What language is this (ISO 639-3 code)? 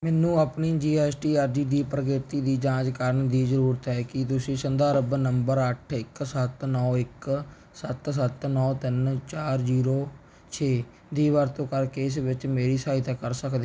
pan